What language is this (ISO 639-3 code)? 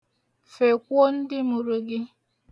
ibo